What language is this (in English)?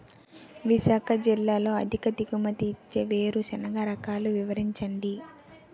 Telugu